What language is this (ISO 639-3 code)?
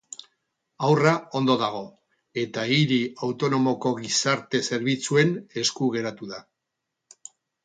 eus